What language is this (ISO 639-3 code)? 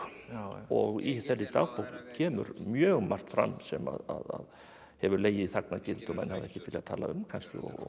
isl